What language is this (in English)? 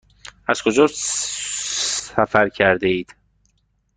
Persian